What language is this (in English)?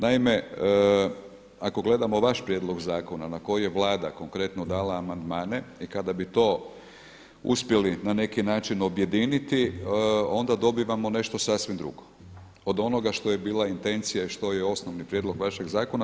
Croatian